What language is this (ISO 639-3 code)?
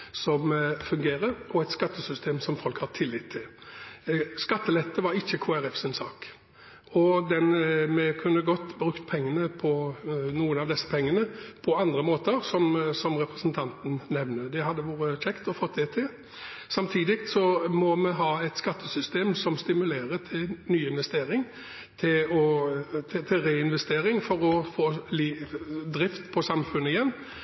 nob